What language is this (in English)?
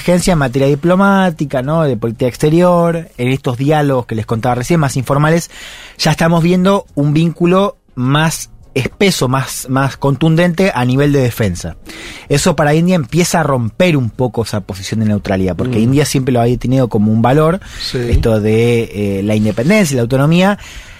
Spanish